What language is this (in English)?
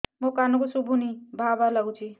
Odia